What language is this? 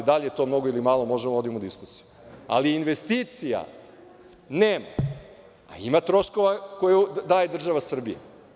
Serbian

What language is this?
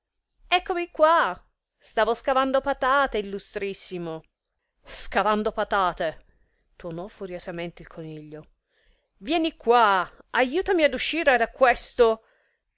Italian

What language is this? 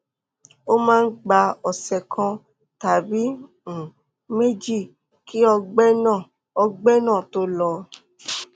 Yoruba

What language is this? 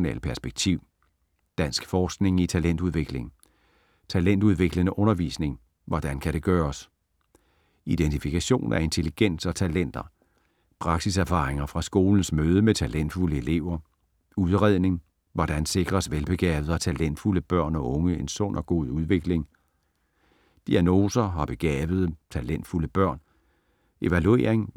Danish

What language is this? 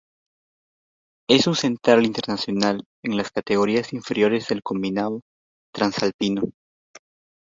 Spanish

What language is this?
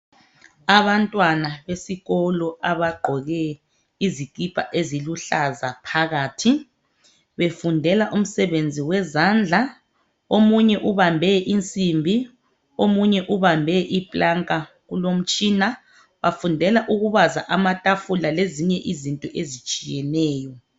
North Ndebele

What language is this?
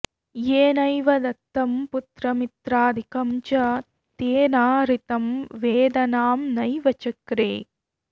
Sanskrit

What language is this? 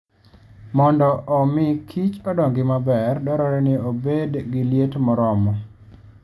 Luo (Kenya and Tanzania)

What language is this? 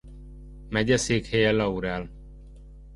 Hungarian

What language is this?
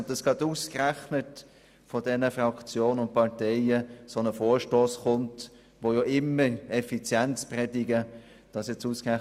Swiss German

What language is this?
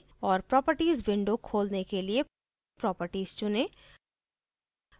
Hindi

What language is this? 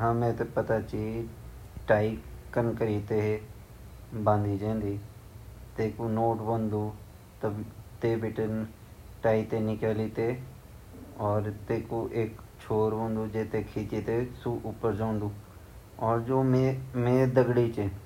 Garhwali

